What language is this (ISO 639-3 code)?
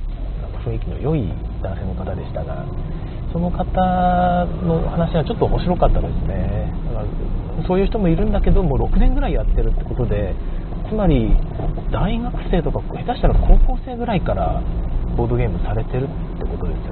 jpn